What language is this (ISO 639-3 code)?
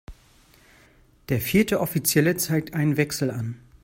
deu